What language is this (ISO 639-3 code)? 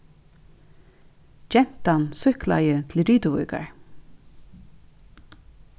fao